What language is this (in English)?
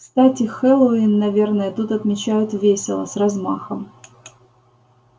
Russian